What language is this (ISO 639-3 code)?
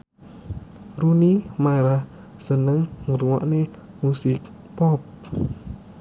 jav